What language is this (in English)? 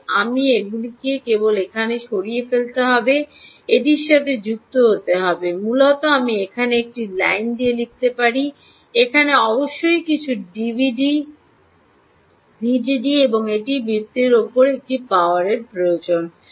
Bangla